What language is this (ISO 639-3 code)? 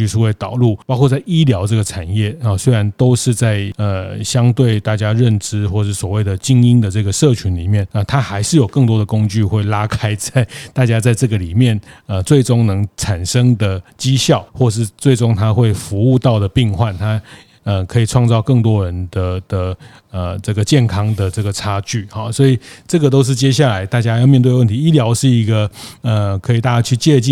zho